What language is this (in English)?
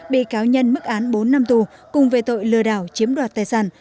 Vietnamese